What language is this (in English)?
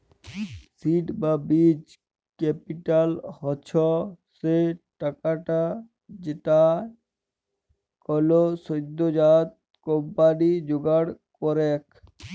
Bangla